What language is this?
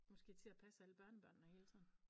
Danish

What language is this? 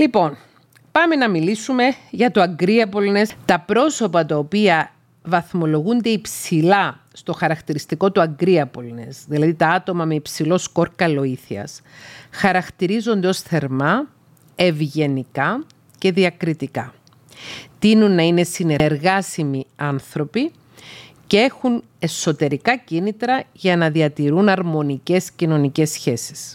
Greek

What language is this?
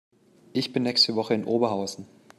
German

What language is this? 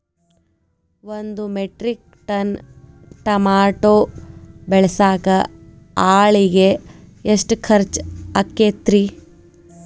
Kannada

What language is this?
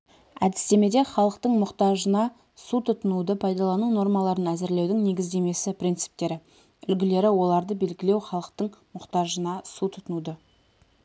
Kazakh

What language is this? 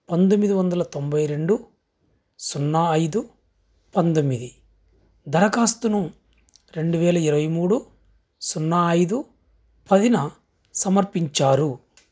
Telugu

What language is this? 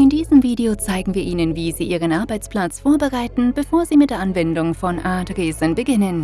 German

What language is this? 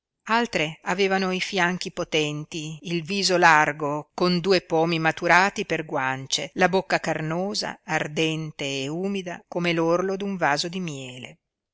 Italian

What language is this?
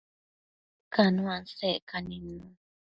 Matsés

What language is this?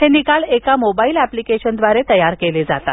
Marathi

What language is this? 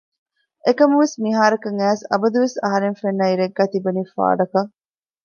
Divehi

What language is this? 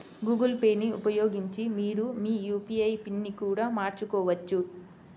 Telugu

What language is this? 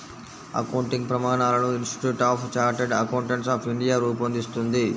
Telugu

